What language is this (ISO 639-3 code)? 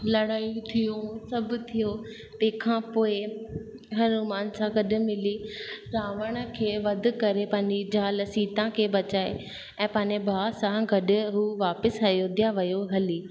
snd